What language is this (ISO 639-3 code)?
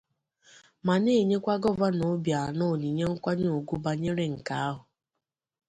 ibo